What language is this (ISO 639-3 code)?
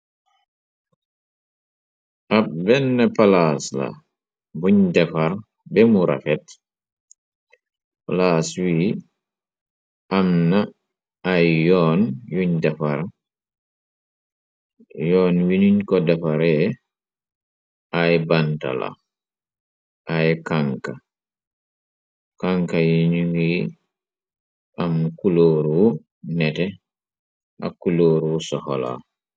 wol